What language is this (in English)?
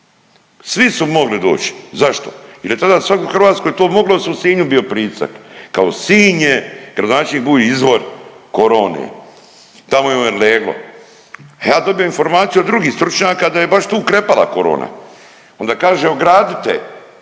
Croatian